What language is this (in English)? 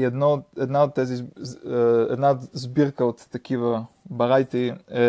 Bulgarian